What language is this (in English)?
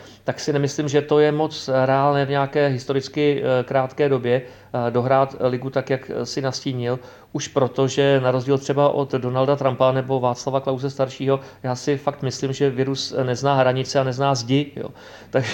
Czech